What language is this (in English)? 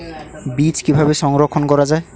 Bangla